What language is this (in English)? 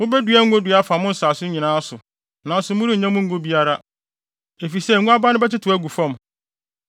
Akan